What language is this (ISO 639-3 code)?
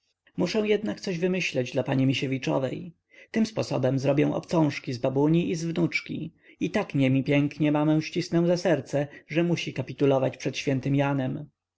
pol